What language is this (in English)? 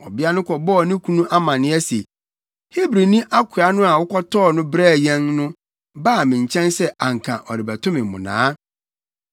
Akan